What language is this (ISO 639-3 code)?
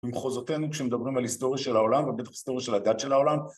heb